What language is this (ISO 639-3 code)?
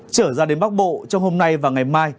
vie